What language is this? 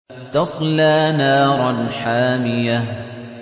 Arabic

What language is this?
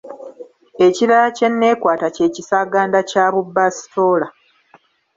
Ganda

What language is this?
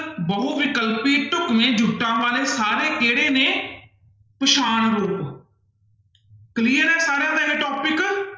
Punjabi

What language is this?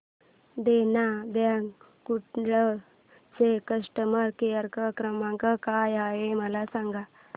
Marathi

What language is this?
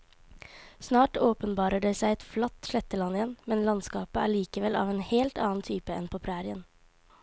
Norwegian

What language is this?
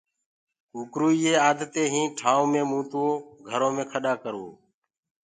Gurgula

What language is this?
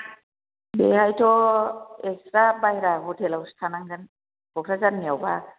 Bodo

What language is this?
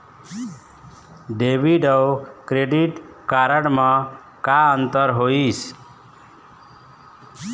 Chhattisgarhi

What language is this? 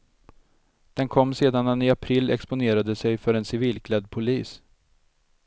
Swedish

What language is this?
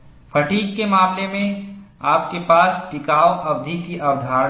Hindi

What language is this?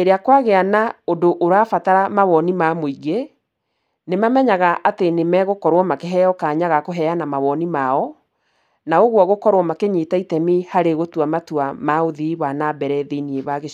Kikuyu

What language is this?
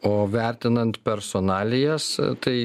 Lithuanian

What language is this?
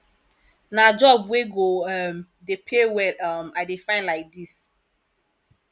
Nigerian Pidgin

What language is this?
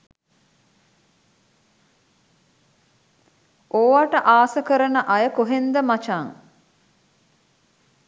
Sinhala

